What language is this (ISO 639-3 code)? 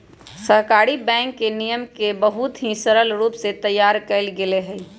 mag